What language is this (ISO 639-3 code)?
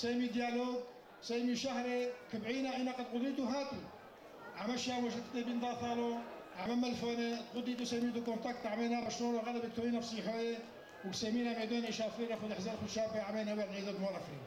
ara